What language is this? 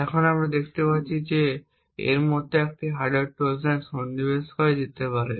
Bangla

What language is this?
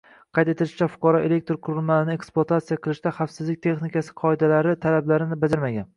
Uzbek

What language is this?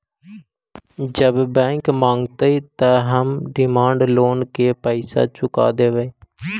Magahi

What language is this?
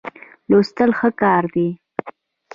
Pashto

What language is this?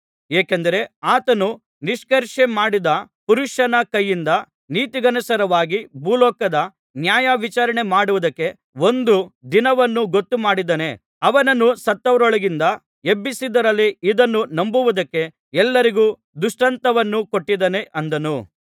Kannada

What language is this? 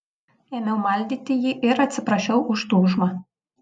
Lithuanian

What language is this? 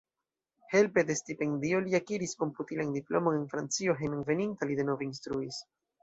Esperanto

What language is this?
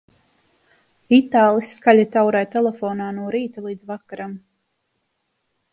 Latvian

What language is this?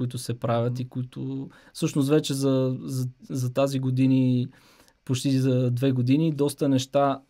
Bulgarian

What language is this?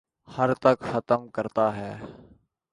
Urdu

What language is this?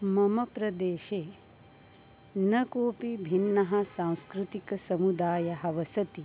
Sanskrit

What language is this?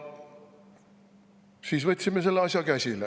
Estonian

